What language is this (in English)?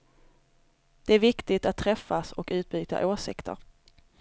Swedish